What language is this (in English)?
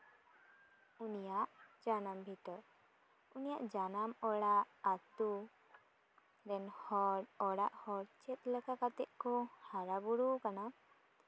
Santali